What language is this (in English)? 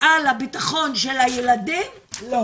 Hebrew